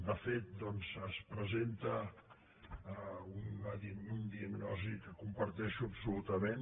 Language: Catalan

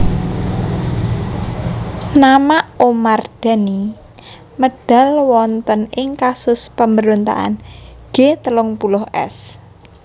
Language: Javanese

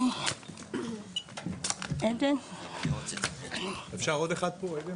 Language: Hebrew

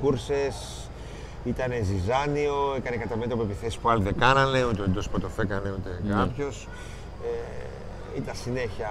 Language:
Greek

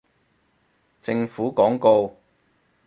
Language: Cantonese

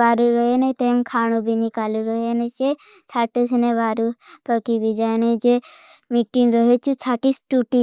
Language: Bhili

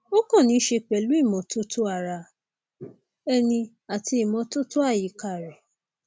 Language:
Yoruba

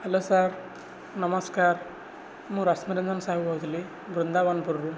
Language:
Odia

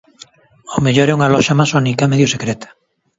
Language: Galician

